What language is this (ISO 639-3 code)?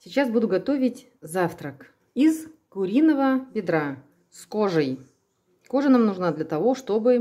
rus